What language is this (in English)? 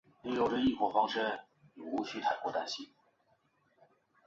Chinese